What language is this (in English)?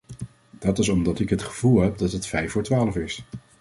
Dutch